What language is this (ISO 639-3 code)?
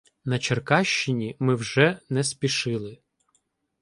ukr